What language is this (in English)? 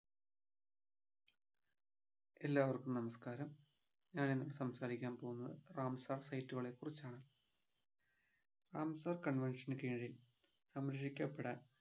Malayalam